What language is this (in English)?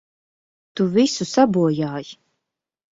Latvian